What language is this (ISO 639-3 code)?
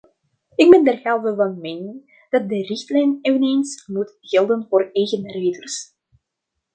nld